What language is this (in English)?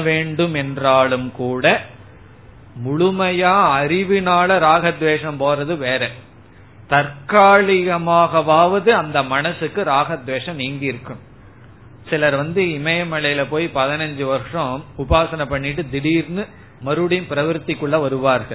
Tamil